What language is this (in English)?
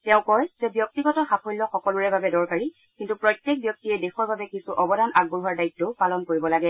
Assamese